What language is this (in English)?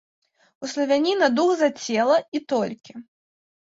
Belarusian